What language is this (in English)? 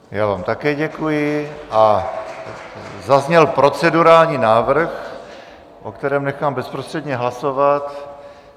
Czech